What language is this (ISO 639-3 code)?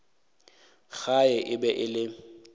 nso